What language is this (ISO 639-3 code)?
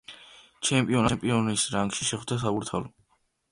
kat